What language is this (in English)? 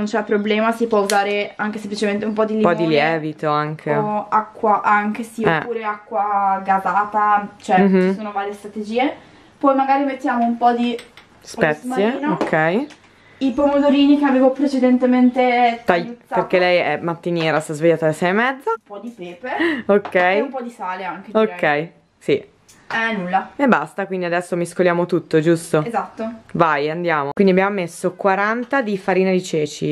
Italian